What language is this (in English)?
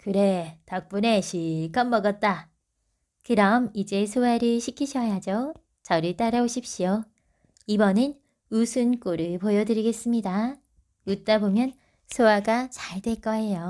Korean